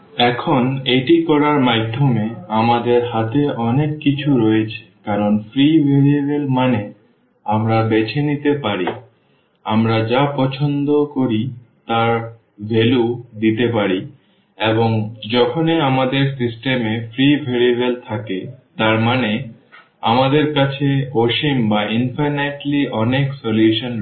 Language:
Bangla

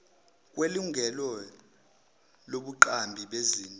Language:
Zulu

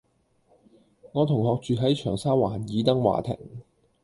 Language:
Cantonese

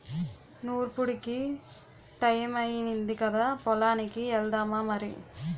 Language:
Telugu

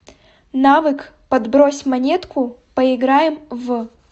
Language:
Russian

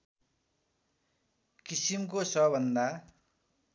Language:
Nepali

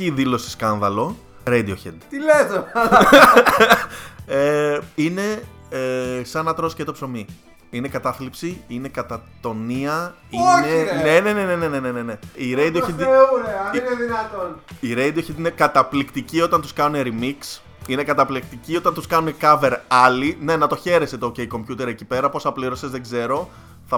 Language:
Greek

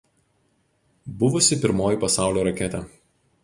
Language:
Lithuanian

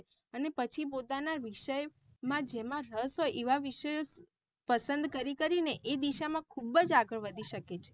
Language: Gujarati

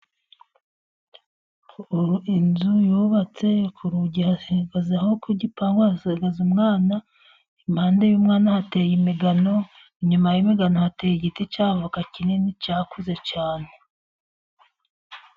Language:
Kinyarwanda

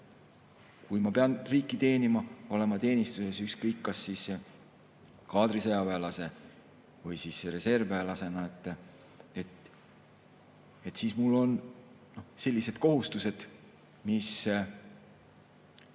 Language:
Estonian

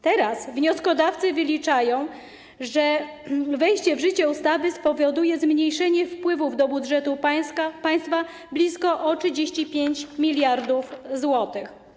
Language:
Polish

